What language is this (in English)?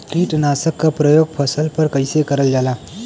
Bhojpuri